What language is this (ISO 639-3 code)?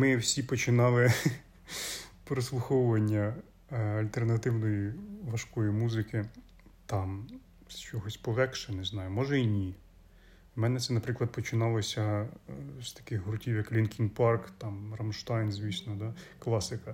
ukr